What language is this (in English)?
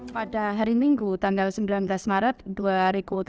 Indonesian